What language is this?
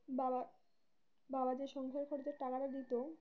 Bangla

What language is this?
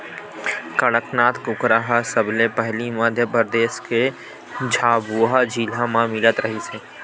Chhattisgarhi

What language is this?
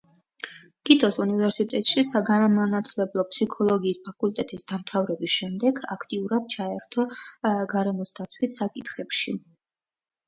Georgian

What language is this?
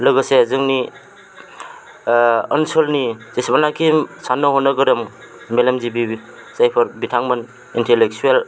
Bodo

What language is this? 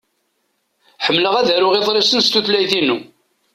Kabyle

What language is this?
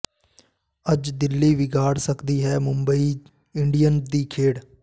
Punjabi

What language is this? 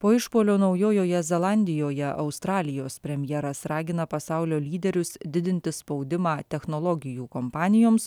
Lithuanian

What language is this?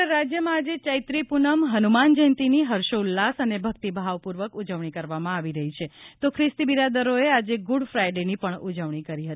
Gujarati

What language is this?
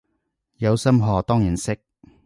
Cantonese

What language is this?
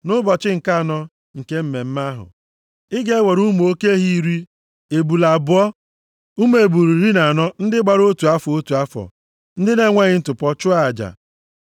Igbo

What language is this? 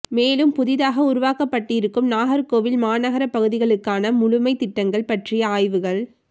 Tamil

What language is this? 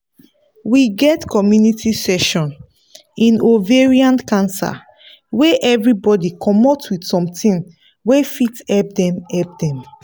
Nigerian Pidgin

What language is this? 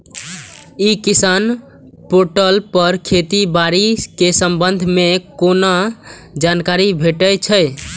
Maithili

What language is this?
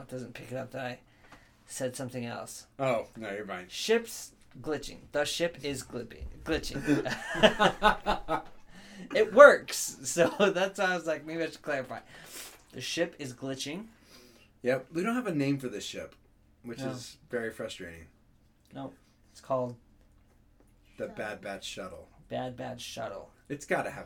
English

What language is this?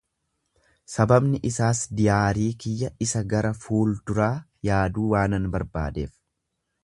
Oromo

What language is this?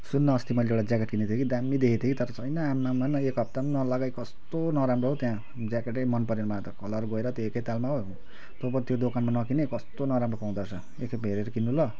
Nepali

